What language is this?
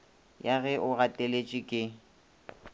Northern Sotho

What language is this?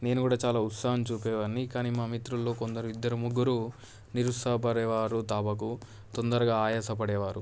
Telugu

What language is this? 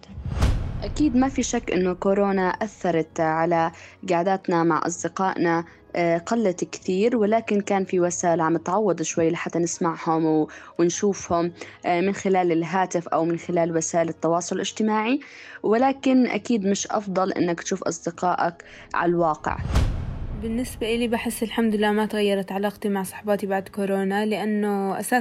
Arabic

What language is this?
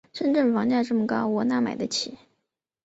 Chinese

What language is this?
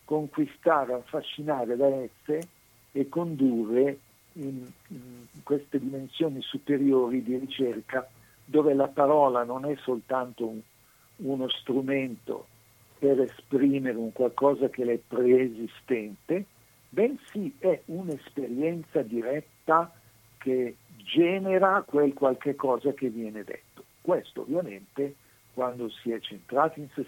Italian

